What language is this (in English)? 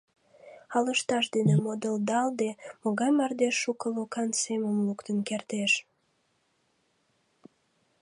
Mari